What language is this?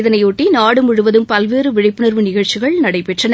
Tamil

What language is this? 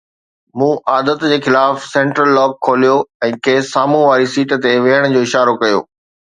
Sindhi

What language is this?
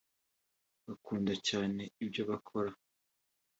Kinyarwanda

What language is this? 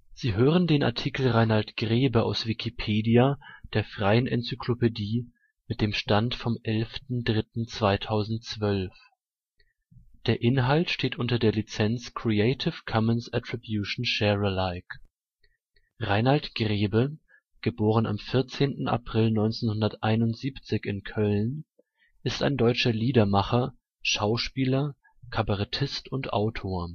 German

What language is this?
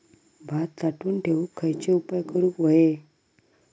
Marathi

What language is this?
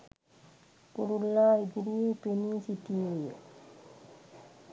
Sinhala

